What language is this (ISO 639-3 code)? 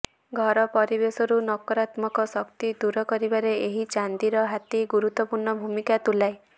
ori